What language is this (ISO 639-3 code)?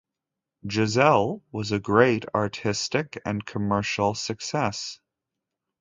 eng